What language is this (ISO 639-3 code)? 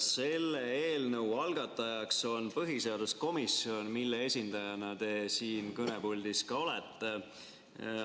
est